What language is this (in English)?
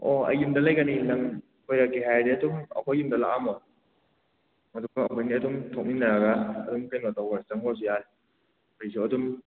Manipuri